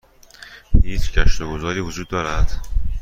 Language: Persian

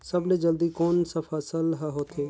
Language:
Chhattisgarhi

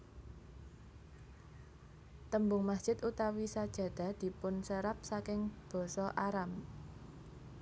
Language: Javanese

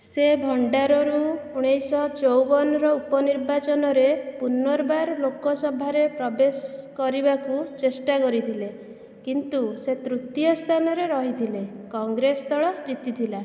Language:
Odia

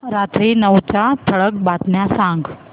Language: Marathi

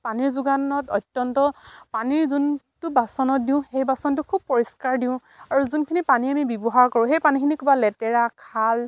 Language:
Assamese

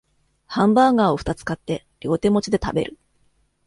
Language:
Japanese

